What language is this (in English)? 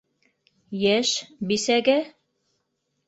Bashkir